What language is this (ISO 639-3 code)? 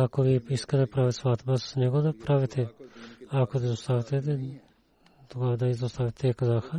bul